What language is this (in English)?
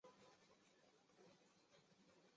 Chinese